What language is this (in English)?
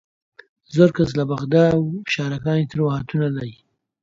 Central Kurdish